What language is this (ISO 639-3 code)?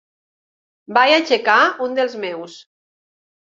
cat